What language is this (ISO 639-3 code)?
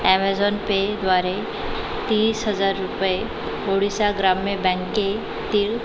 mar